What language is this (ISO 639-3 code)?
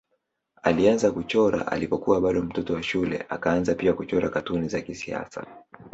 swa